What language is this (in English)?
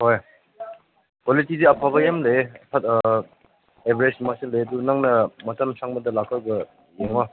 Manipuri